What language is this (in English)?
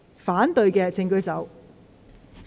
Cantonese